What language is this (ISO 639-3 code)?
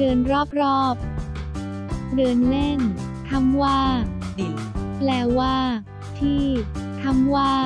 tha